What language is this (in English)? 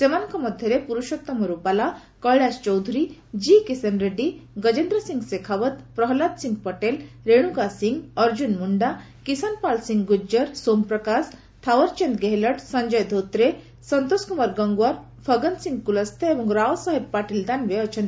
Odia